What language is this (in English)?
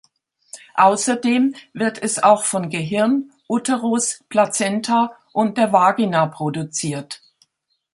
German